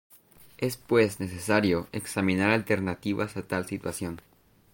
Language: Spanish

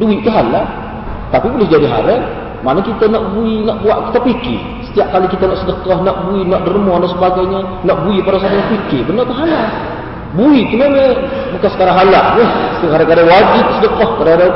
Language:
Malay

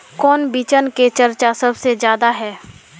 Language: Magahi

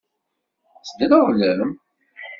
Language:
Kabyle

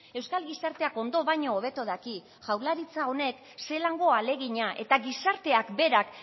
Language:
Basque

